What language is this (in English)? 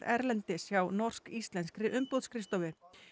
Icelandic